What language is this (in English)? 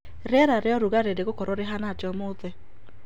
Kikuyu